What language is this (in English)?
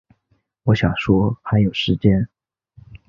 Chinese